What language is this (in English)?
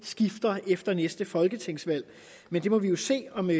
Danish